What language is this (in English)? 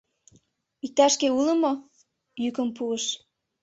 Mari